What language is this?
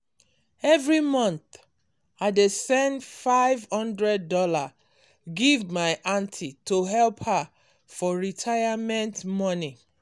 Nigerian Pidgin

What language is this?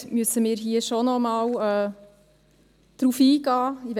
Swiss German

